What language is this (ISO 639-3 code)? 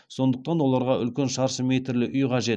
kaz